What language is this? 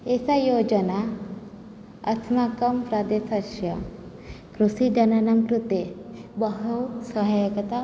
Sanskrit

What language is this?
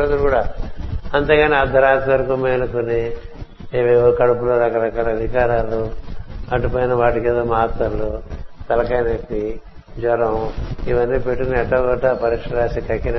Telugu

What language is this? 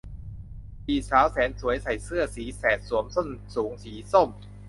Thai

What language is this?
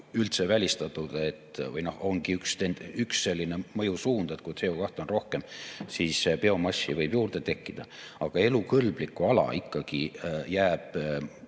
Estonian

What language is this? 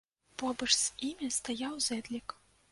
Belarusian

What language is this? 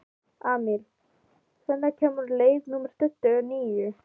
Icelandic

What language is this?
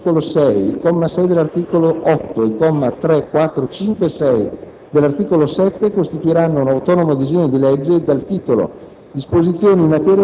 Italian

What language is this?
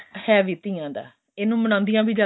Punjabi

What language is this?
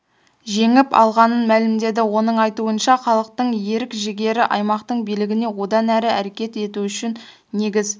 Kazakh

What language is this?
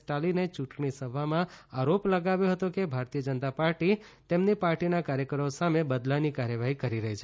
Gujarati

